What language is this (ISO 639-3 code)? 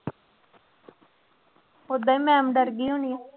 pan